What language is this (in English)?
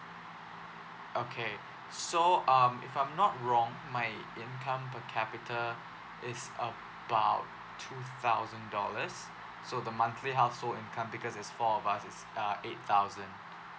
English